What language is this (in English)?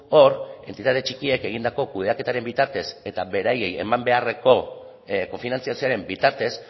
Basque